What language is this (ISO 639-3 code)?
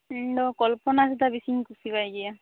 sat